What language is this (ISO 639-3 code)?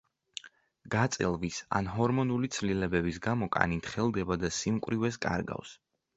kat